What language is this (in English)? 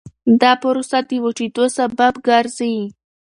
Pashto